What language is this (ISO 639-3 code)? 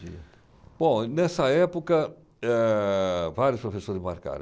por